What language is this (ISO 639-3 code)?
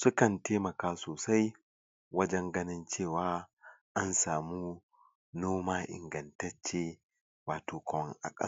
hau